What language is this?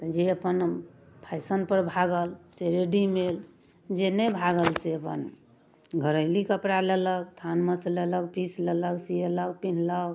Maithili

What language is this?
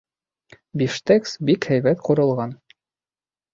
Bashkir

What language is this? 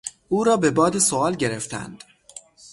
Persian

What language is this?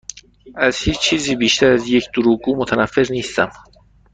Persian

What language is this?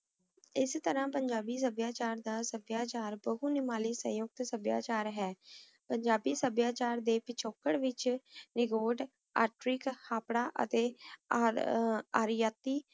Punjabi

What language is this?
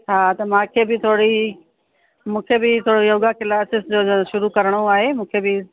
Sindhi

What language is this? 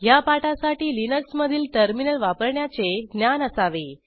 Marathi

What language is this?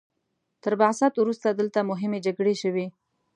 Pashto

